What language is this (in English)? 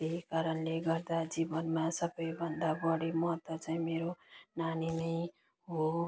Nepali